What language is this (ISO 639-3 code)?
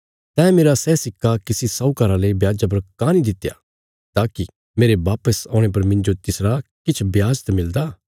kfs